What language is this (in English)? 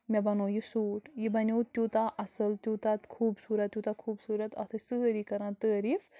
Kashmiri